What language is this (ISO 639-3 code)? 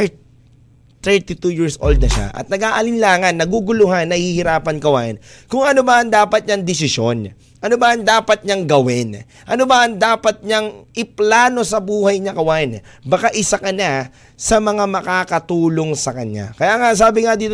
fil